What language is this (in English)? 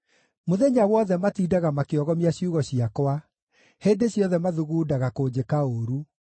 Kikuyu